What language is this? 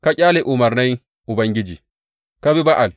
Hausa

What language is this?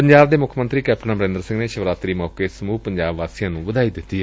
Punjabi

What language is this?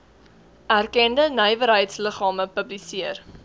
Afrikaans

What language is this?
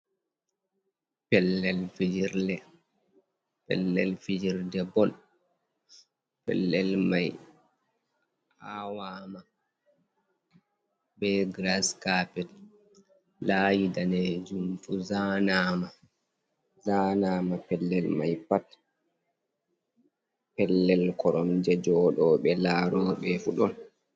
Fula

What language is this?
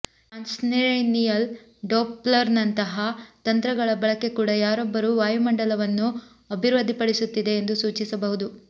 Kannada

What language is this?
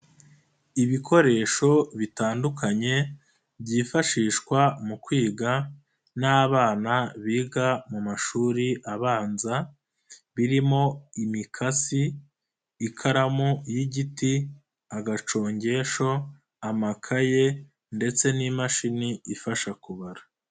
Kinyarwanda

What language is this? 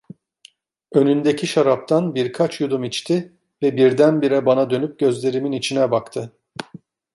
Turkish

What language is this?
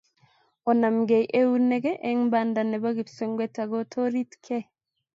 Kalenjin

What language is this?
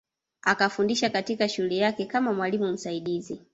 Swahili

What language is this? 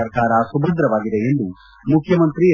Kannada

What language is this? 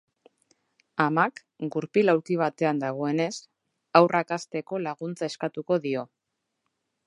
Basque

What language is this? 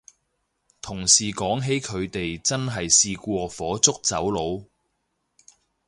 Cantonese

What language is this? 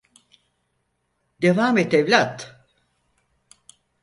Turkish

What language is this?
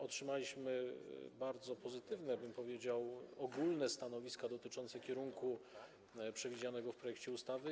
Polish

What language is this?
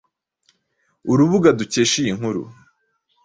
Kinyarwanda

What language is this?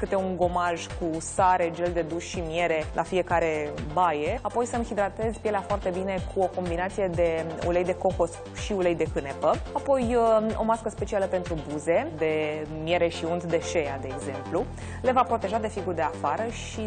Romanian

